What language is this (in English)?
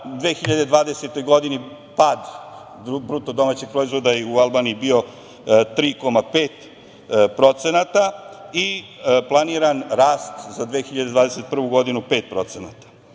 Serbian